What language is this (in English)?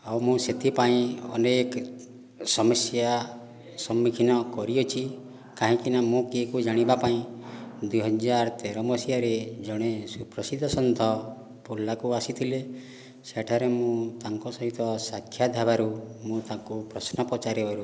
Odia